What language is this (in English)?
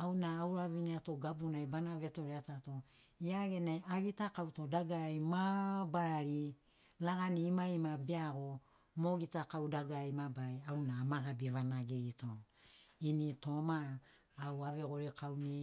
Sinaugoro